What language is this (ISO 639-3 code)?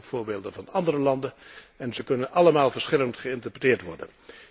nld